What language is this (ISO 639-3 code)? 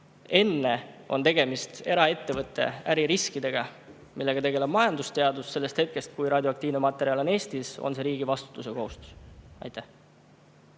est